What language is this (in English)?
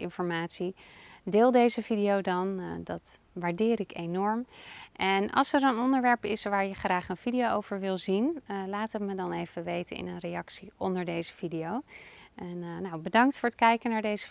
Dutch